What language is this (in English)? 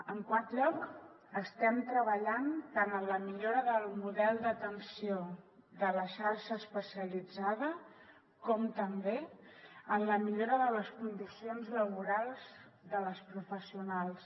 Catalan